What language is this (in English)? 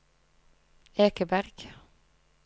Norwegian